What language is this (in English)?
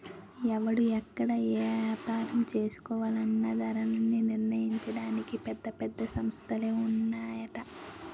Telugu